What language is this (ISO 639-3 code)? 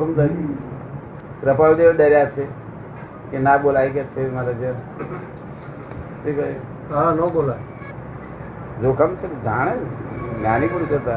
guj